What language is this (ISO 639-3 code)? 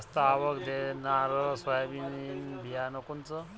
mar